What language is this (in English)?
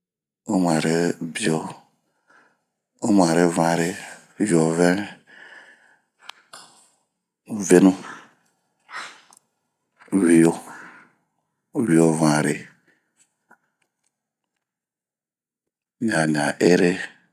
Bomu